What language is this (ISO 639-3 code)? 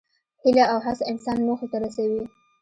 pus